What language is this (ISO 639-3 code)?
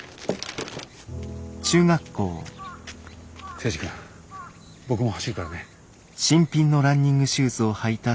jpn